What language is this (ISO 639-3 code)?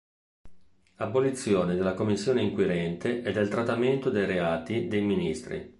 ita